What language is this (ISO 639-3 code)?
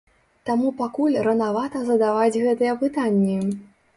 bel